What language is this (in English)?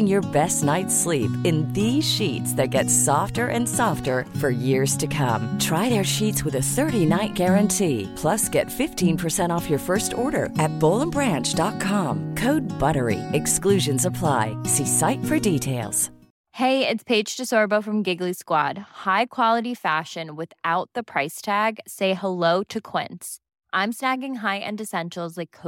Finnish